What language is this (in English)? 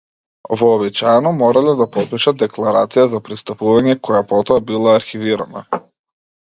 Macedonian